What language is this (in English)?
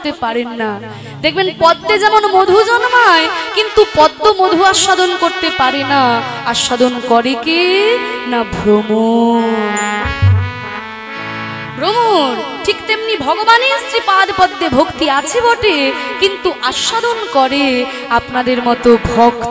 Hindi